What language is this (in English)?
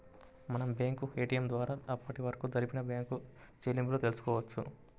Telugu